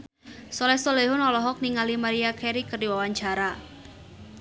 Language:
Sundanese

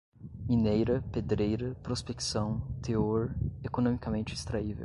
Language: Portuguese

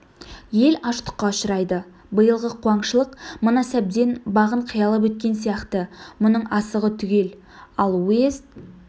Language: Kazakh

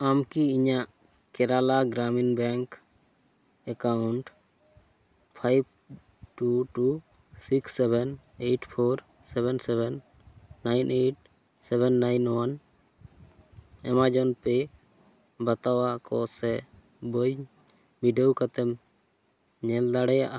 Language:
Santali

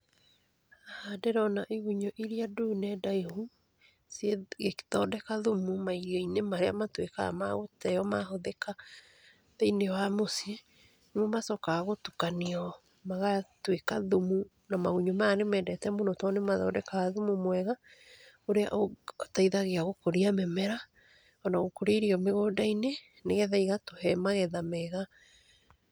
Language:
Kikuyu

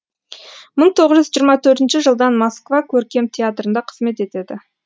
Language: Kazakh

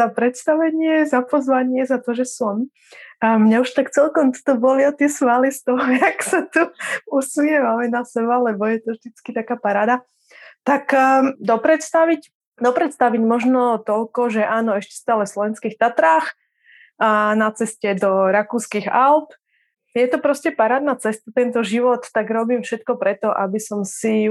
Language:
Czech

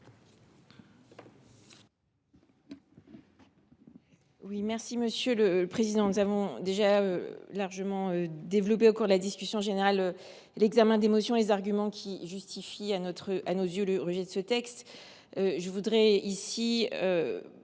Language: French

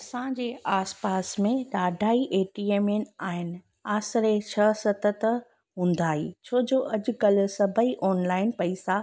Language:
Sindhi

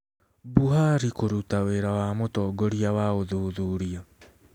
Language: Kikuyu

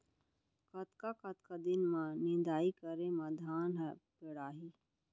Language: Chhattisgarhi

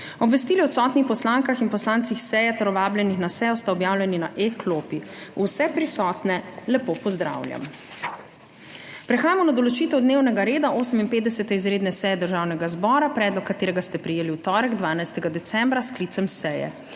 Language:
Slovenian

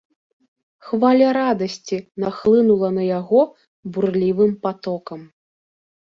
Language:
Belarusian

